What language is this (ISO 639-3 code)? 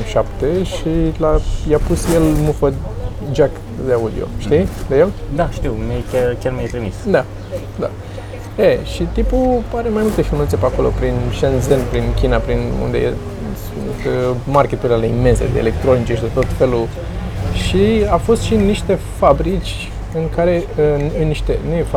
ron